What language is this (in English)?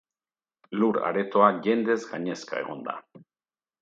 Basque